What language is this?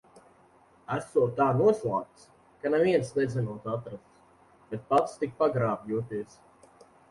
Latvian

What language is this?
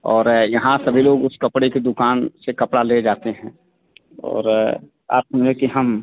Hindi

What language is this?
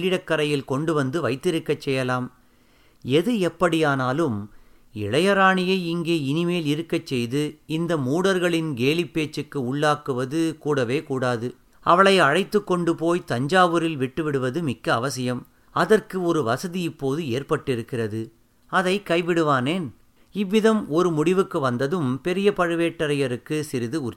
Tamil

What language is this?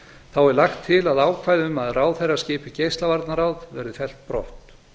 Icelandic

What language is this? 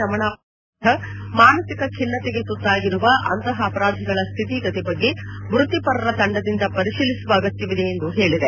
Kannada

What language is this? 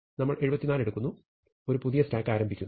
Malayalam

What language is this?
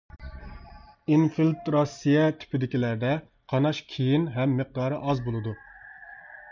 Uyghur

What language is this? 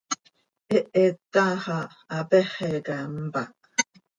Seri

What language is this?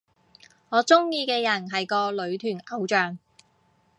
Cantonese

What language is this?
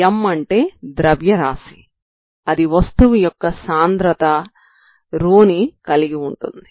Telugu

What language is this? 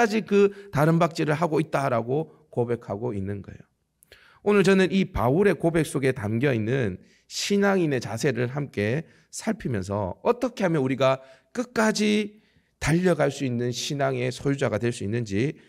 Korean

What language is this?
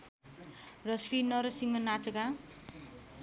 Nepali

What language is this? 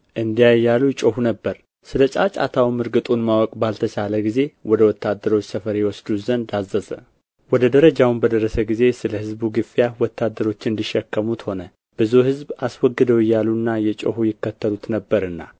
Amharic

